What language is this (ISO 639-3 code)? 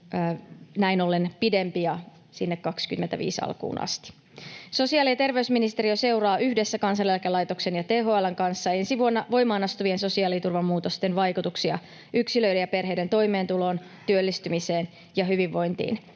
fin